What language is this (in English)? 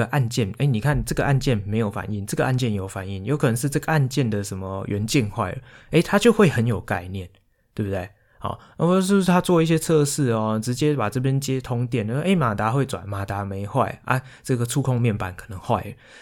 Chinese